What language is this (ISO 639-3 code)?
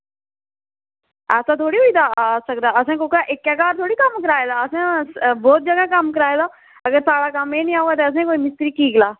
doi